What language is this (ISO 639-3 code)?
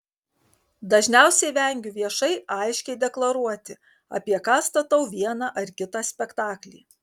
lit